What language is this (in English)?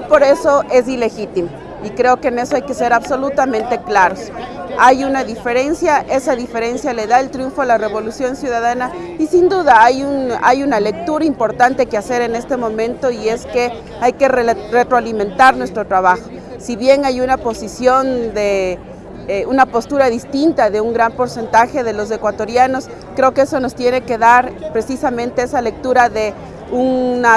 Spanish